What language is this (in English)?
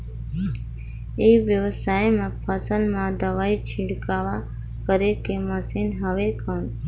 Chhattisgarhi